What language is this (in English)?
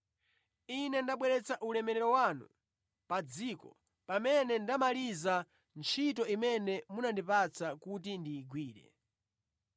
Nyanja